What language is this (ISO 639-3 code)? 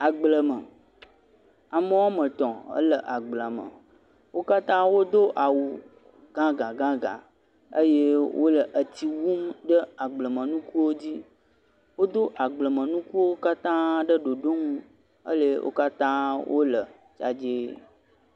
ewe